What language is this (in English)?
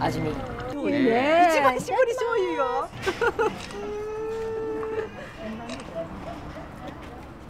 Japanese